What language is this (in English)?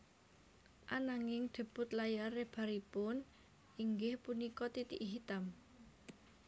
Javanese